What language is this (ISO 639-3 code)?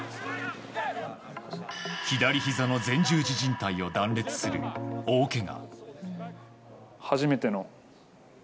jpn